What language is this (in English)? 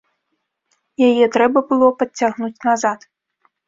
Belarusian